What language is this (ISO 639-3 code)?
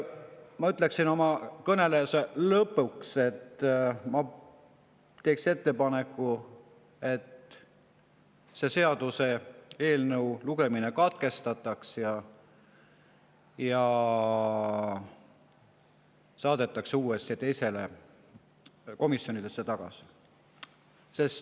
est